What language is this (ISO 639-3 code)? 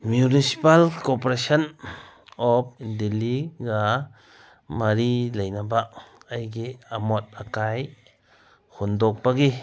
mni